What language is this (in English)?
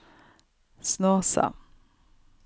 Norwegian